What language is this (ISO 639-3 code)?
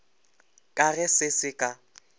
nso